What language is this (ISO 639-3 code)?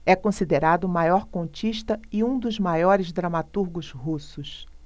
por